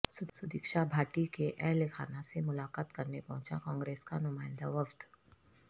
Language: Urdu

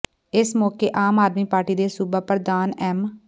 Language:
Punjabi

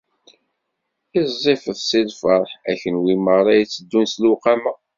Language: Kabyle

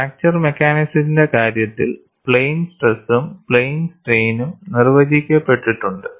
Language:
Malayalam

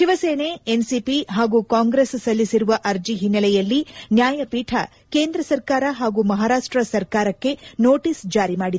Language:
Kannada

